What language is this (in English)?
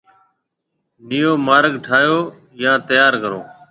Marwari (Pakistan)